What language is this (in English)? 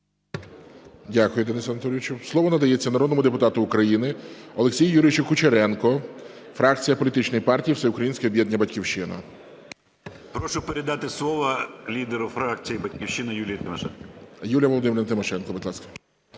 Ukrainian